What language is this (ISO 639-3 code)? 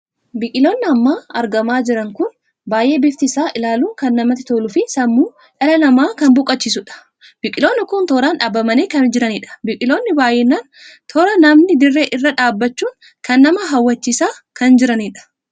orm